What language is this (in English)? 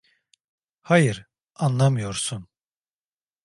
Turkish